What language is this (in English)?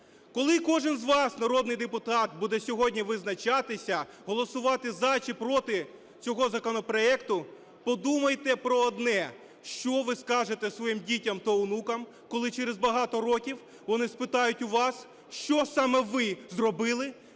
Ukrainian